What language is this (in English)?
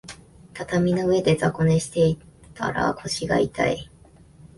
Japanese